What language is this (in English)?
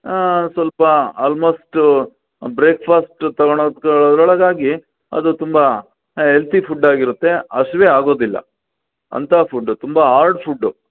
Kannada